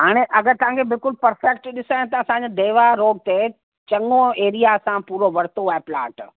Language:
Sindhi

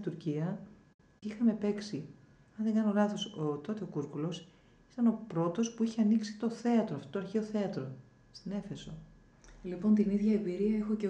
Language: Greek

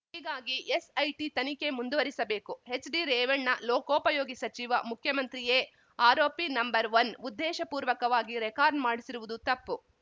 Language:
Kannada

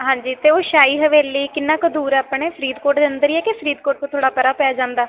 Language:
Punjabi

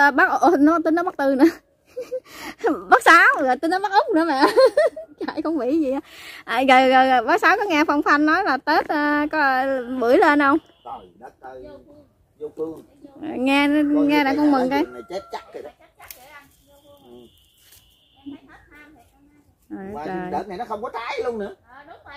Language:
Vietnamese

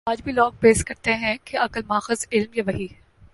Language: Urdu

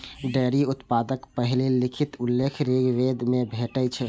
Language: Maithili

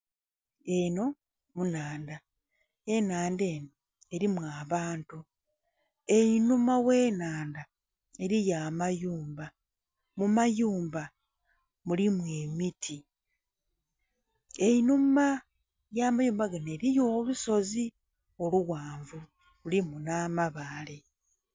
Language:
Soga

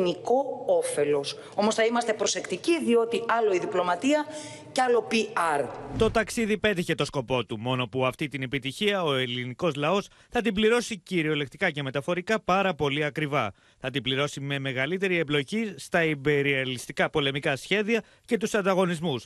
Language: Greek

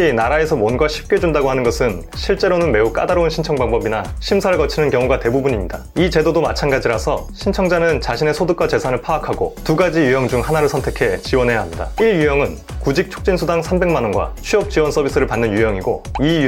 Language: Korean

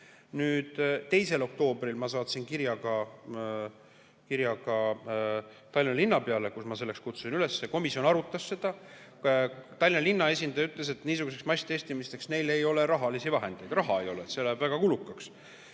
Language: Estonian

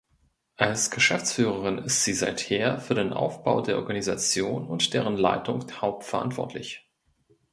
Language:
German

